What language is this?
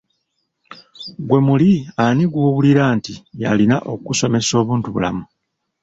Ganda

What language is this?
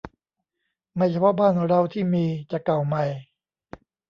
Thai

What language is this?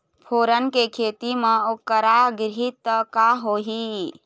Chhattisgarhi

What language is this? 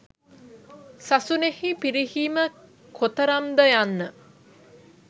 Sinhala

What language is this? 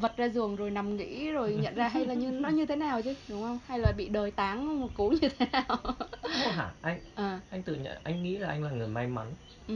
Vietnamese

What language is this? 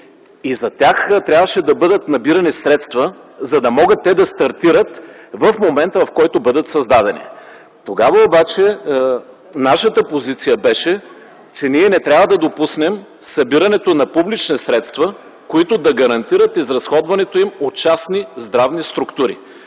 Bulgarian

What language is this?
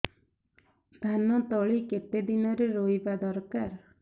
Odia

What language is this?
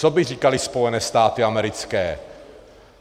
Czech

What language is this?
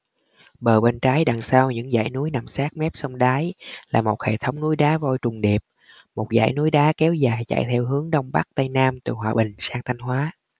Vietnamese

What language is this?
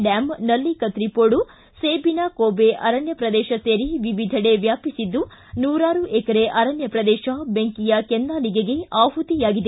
Kannada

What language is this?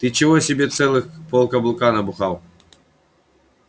Russian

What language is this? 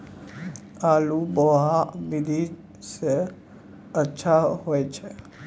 Maithili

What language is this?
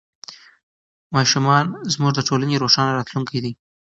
Pashto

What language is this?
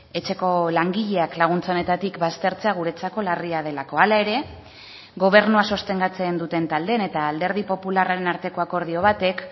Basque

